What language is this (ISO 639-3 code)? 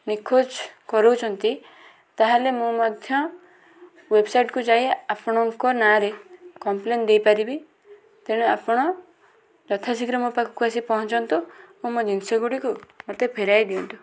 ori